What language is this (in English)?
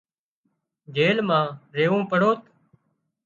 Wadiyara Koli